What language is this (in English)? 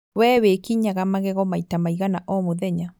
Kikuyu